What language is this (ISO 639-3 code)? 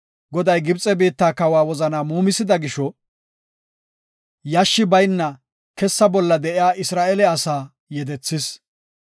gof